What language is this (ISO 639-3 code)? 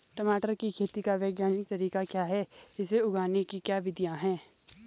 hin